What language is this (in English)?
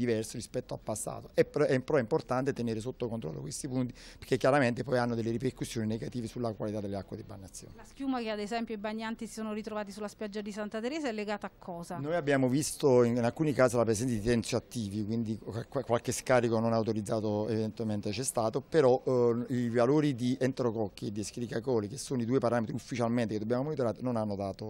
Italian